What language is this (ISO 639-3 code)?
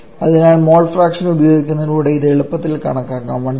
mal